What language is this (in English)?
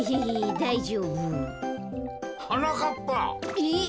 Japanese